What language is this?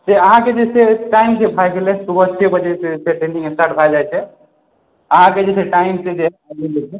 Maithili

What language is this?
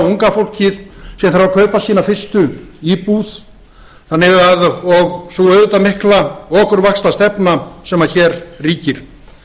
Icelandic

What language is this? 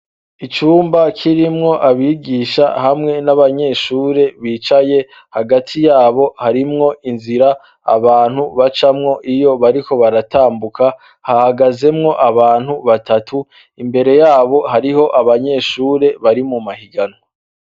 Rundi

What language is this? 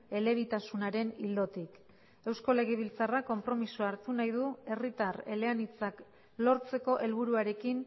Basque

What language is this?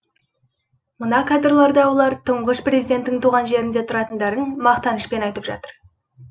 Kazakh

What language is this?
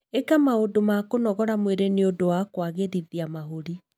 Kikuyu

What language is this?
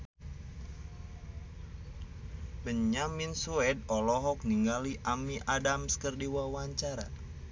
Sundanese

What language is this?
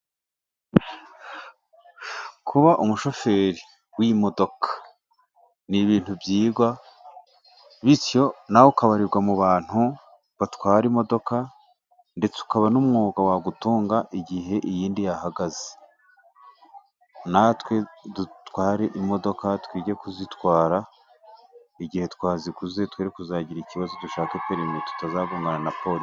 Kinyarwanda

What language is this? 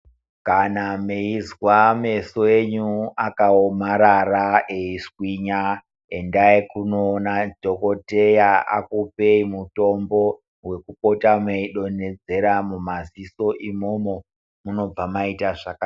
Ndau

